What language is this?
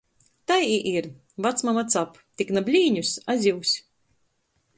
Latgalian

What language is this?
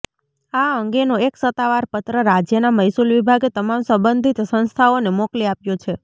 Gujarati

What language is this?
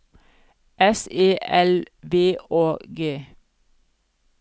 Norwegian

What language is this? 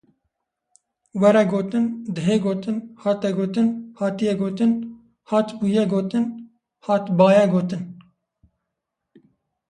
Kurdish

